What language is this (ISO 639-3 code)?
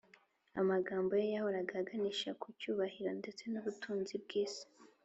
kin